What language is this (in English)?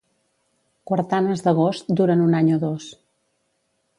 Catalan